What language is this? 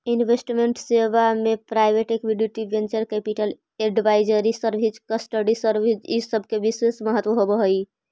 Magahi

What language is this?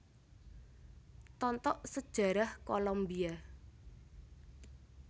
Javanese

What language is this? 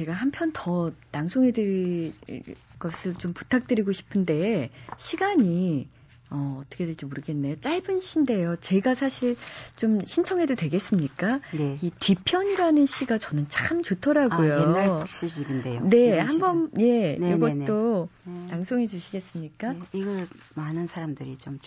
Korean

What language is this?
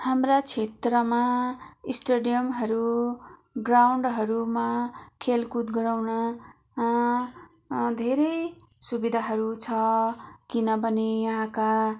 Nepali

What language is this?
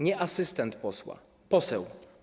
Polish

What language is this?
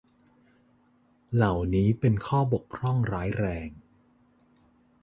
Thai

